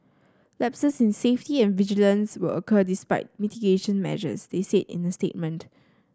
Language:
English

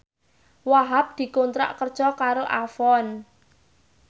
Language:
Javanese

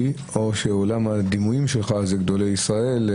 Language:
Hebrew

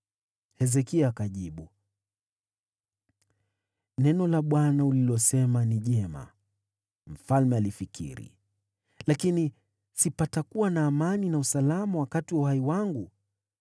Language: Swahili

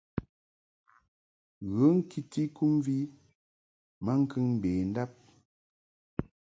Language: Mungaka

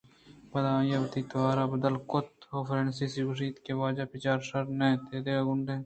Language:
Eastern Balochi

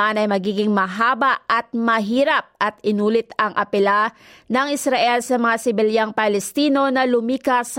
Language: Filipino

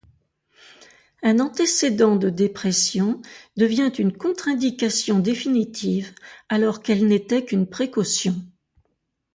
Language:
French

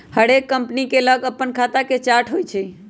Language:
Magahi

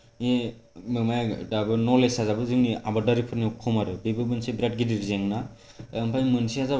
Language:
Bodo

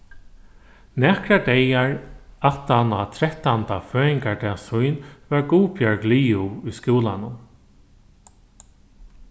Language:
Faroese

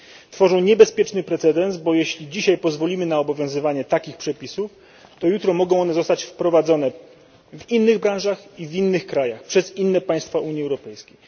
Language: Polish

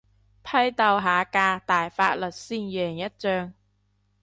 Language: Cantonese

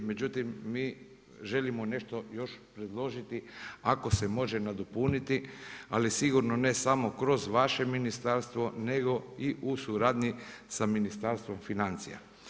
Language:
Croatian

